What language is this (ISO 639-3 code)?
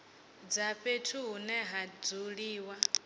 ven